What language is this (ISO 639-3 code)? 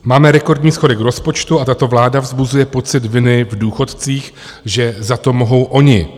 ces